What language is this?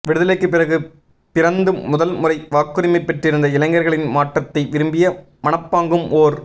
Tamil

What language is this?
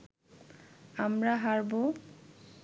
Bangla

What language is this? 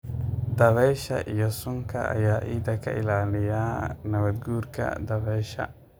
Somali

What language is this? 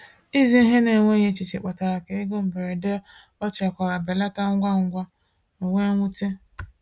Igbo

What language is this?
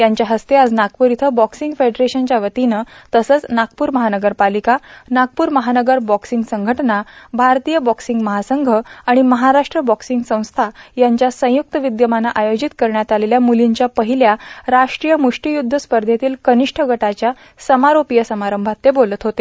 Marathi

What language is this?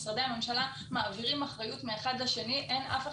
Hebrew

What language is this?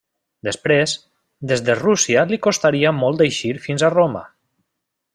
Catalan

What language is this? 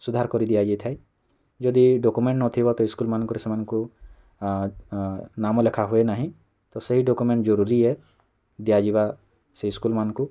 Odia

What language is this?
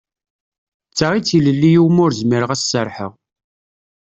Kabyle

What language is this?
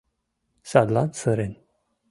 Mari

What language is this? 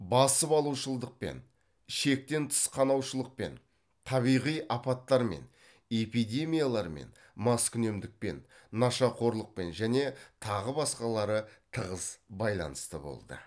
Kazakh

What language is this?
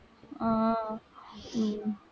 Tamil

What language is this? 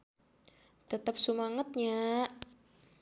Sundanese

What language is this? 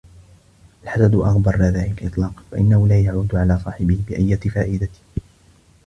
Arabic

